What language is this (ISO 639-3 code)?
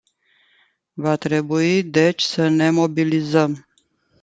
ron